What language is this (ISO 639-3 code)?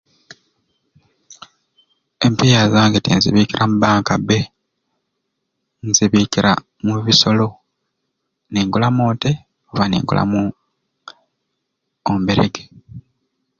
ruc